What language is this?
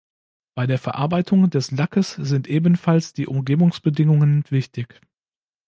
German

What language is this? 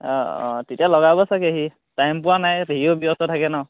Assamese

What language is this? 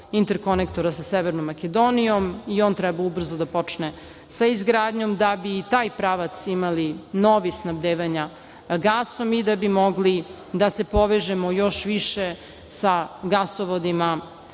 Serbian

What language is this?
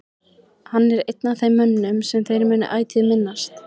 Icelandic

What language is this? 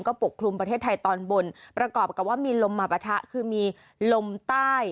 Thai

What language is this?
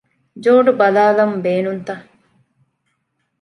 Divehi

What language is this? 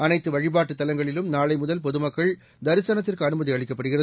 Tamil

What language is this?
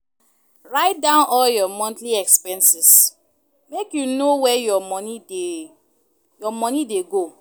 Nigerian Pidgin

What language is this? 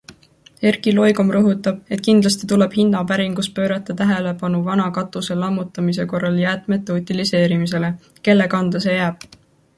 Estonian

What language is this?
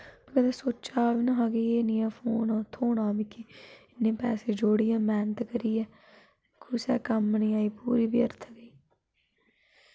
Dogri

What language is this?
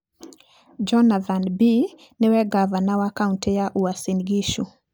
Kikuyu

